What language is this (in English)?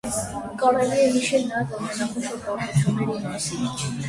Armenian